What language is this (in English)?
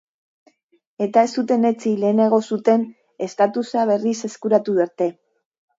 Basque